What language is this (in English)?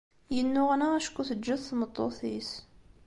Kabyle